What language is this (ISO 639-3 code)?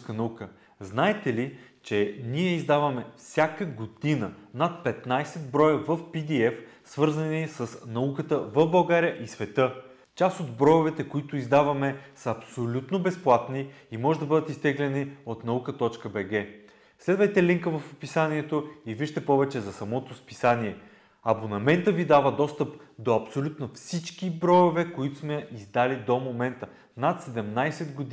bul